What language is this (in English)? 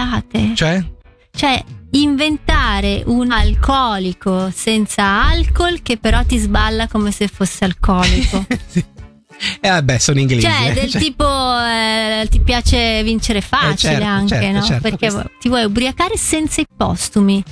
Italian